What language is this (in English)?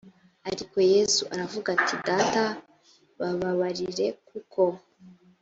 Kinyarwanda